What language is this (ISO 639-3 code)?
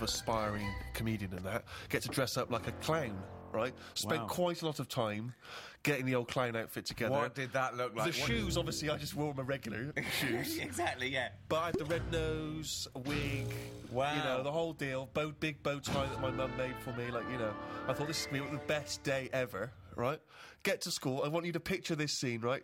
eng